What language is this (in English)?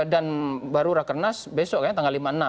Indonesian